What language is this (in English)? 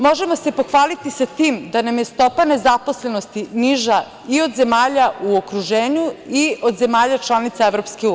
Serbian